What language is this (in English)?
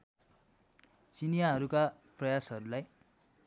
Nepali